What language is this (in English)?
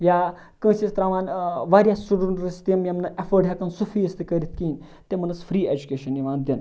Kashmiri